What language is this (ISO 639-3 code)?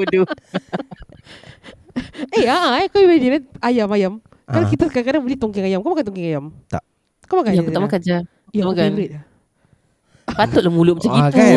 msa